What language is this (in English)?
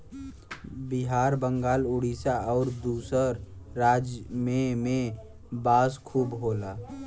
Bhojpuri